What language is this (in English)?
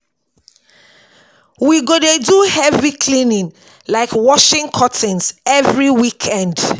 Nigerian Pidgin